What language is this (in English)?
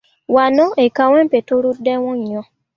Ganda